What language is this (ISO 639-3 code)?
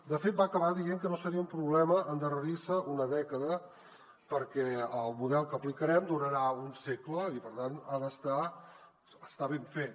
cat